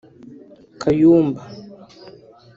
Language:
Kinyarwanda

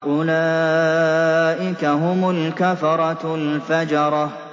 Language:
Arabic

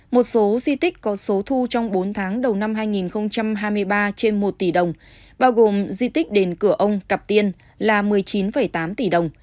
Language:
Vietnamese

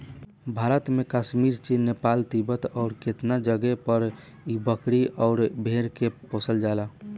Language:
Bhojpuri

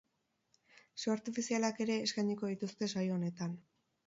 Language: Basque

